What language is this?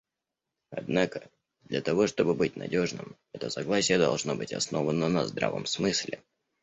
Russian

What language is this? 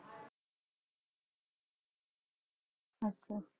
Punjabi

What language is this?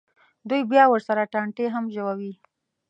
Pashto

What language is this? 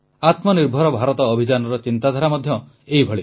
Odia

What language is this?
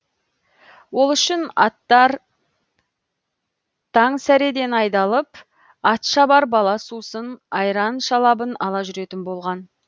Kazakh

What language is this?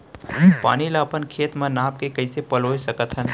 Chhattisgarhi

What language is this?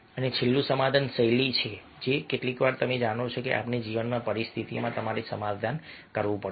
Gujarati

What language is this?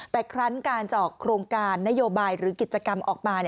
Thai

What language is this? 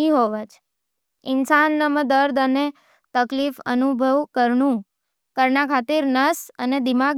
Nimadi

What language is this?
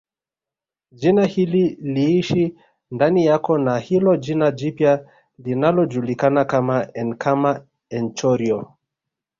Swahili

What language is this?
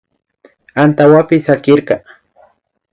Imbabura Highland Quichua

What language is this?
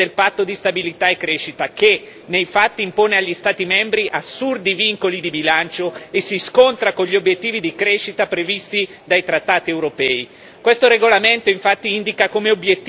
Italian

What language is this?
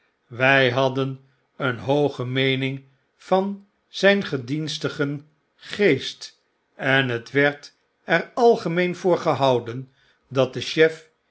Dutch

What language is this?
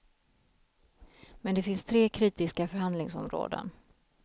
Swedish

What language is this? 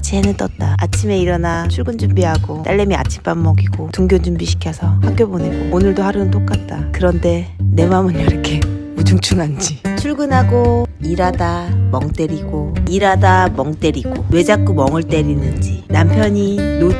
Korean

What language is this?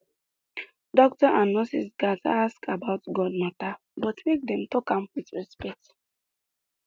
Nigerian Pidgin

